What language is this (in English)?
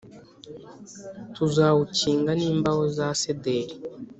Kinyarwanda